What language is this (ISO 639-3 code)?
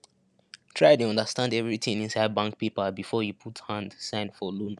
pcm